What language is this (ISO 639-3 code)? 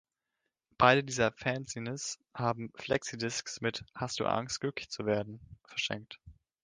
deu